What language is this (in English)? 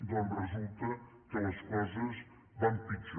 Catalan